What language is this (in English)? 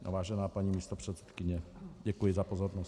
Czech